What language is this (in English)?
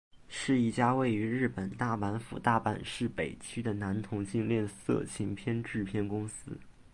Chinese